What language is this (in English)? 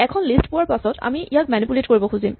Assamese